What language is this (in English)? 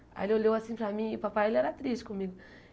Portuguese